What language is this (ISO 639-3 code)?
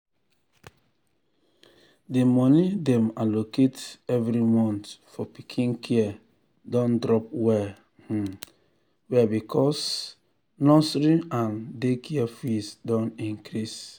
pcm